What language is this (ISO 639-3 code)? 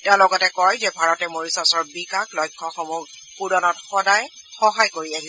asm